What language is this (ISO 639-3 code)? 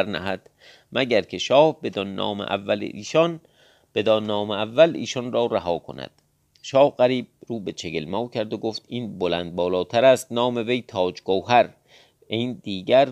fas